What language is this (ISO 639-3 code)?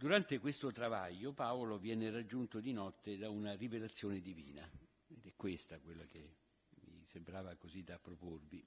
ita